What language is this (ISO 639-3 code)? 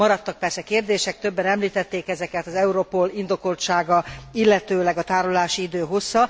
hun